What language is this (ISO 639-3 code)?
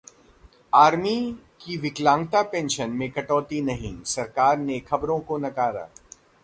hin